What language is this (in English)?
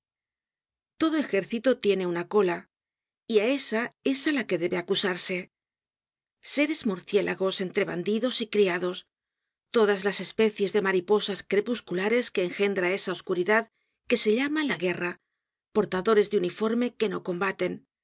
Spanish